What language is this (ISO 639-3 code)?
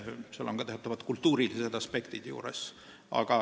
est